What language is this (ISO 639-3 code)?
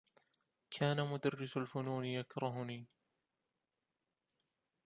ara